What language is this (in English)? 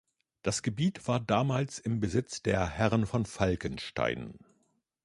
German